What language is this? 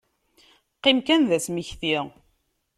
Kabyle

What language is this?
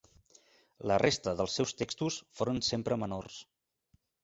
Catalan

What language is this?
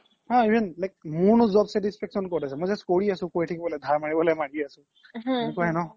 Assamese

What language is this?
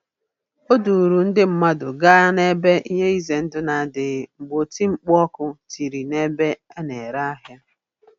Igbo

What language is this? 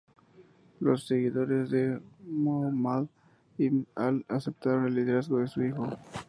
Spanish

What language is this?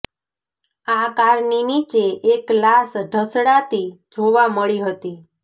Gujarati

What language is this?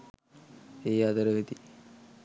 Sinhala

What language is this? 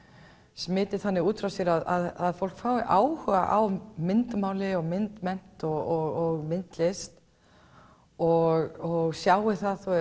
Icelandic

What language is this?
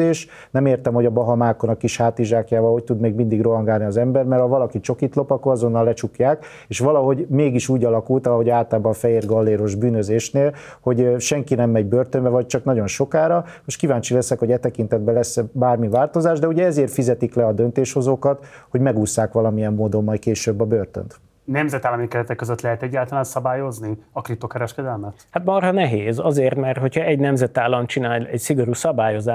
Hungarian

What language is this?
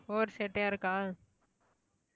Tamil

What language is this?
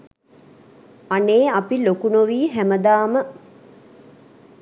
Sinhala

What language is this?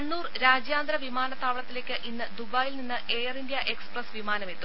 Malayalam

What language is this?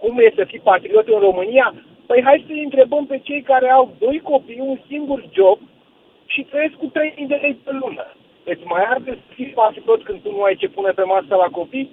Romanian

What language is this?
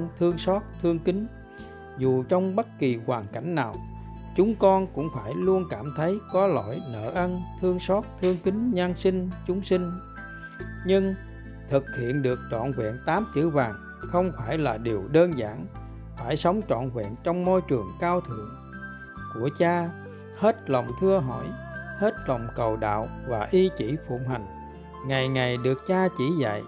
Vietnamese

